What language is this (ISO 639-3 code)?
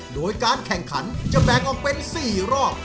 tha